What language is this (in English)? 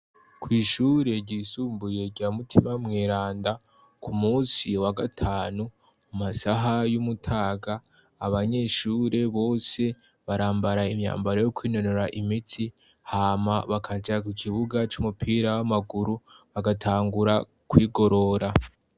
Rundi